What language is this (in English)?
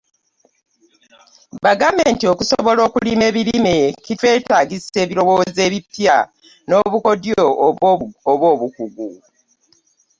Ganda